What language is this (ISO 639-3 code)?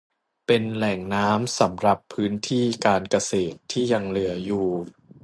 tha